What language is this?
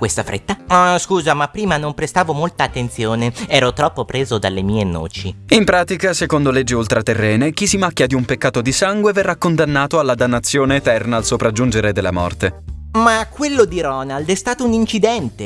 Italian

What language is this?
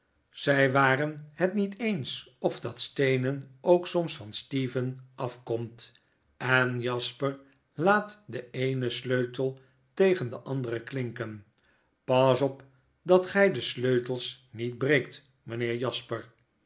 Dutch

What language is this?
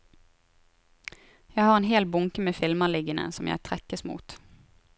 Norwegian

